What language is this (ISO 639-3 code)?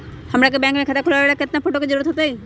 mag